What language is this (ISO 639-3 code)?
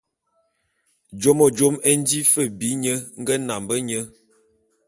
bum